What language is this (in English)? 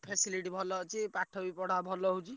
Odia